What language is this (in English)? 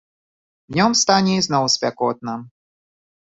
Belarusian